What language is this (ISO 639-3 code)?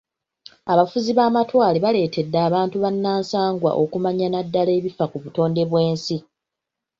lug